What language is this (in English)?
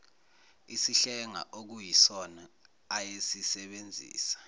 Zulu